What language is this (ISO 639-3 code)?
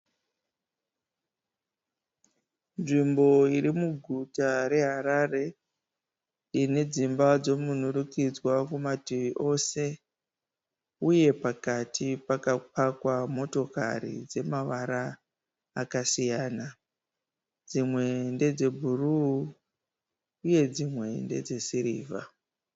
sna